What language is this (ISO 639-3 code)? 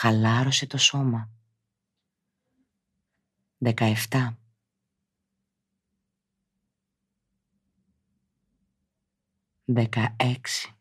ell